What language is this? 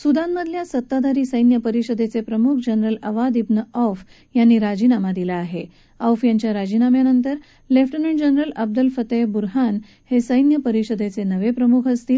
Marathi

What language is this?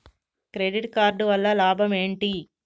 Telugu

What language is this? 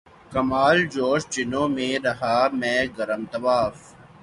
Urdu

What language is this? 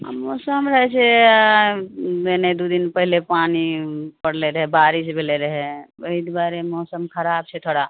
Maithili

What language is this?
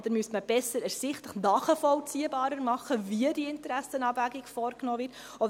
Swiss German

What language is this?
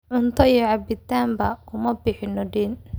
Somali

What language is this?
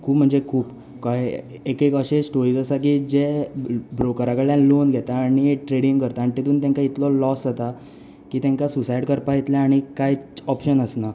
Konkani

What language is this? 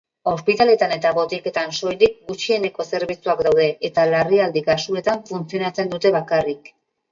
Basque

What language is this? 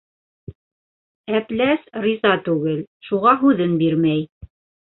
Bashkir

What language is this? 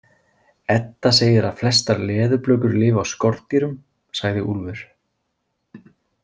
Icelandic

